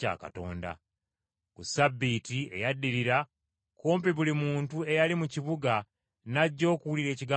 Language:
Ganda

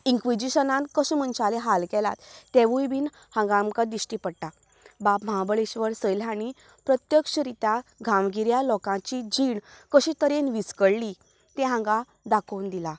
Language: Konkani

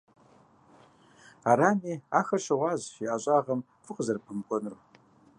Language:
Kabardian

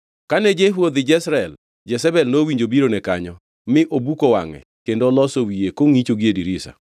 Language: Luo (Kenya and Tanzania)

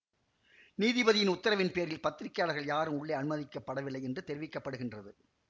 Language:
Tamil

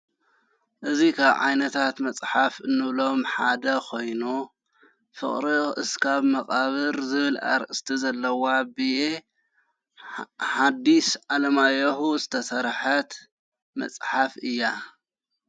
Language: Tigrinya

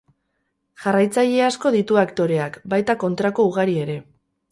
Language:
Basque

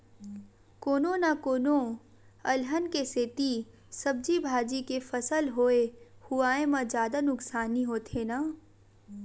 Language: Chhattisgarhi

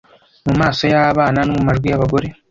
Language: Kinyarwanda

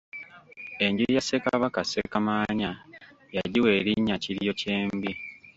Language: Ganda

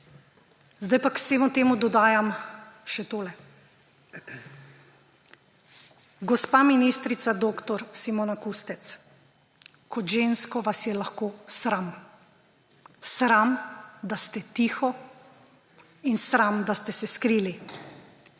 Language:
Slovenian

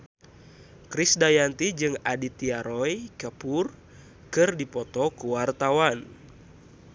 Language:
Sundanese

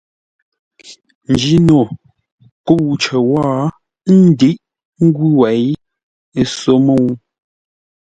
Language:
Ngombale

